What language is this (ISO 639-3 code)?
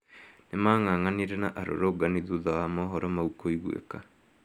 kik